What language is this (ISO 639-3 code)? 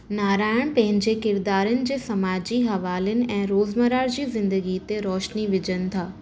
snd